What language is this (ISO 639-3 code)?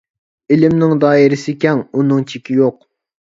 uig